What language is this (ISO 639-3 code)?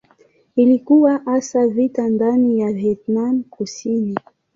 swa